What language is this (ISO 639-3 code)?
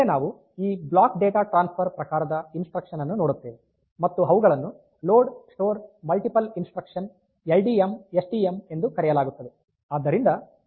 kan